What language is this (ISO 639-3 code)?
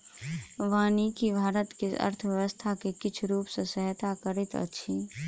mai